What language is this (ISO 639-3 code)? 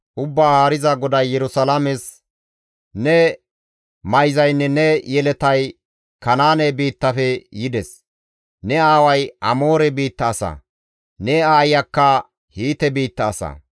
gmv